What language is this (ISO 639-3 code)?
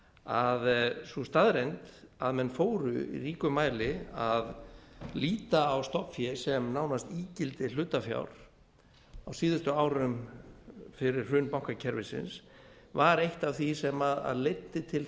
isl